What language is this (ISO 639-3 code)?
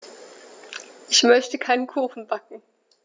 deu